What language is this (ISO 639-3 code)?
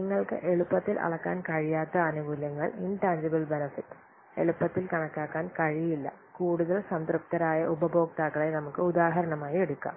mal